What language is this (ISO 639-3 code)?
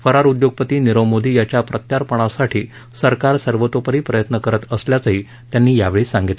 mar